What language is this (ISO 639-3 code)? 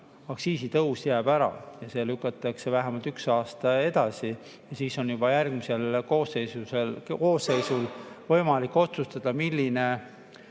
est